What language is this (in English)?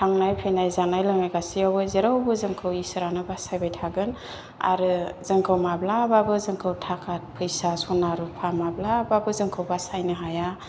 Bodo